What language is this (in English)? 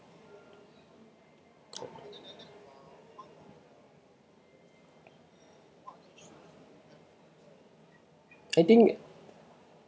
English